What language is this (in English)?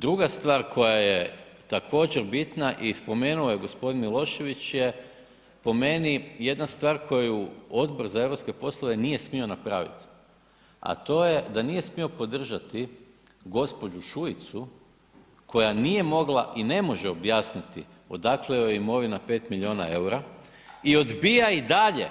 Croatian